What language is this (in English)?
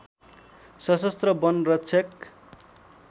Nepali